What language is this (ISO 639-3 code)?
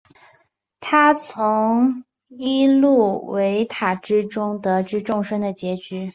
zho